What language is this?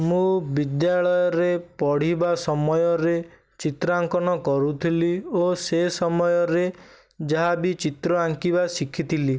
Odia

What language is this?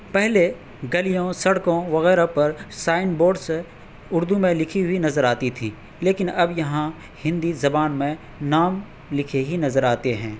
Urdu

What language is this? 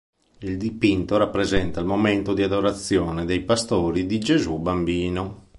Italian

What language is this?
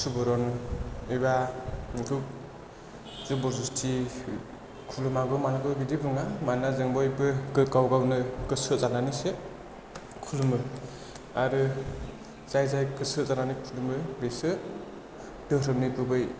Bodo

